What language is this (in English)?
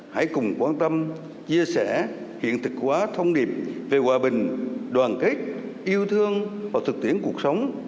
Vietnamese